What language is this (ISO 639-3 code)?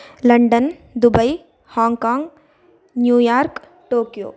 san